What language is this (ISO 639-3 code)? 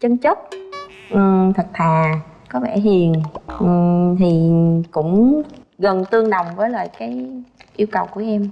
vie